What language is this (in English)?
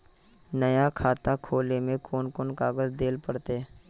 Magahi